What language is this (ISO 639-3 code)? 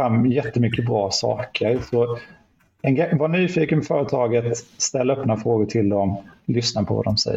swe